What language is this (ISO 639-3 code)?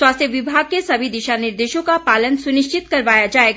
hin